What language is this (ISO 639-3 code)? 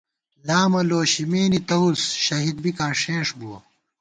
gwt